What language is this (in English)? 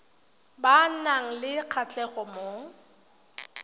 Tswana